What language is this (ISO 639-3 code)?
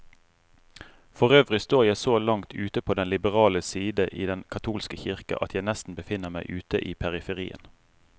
nor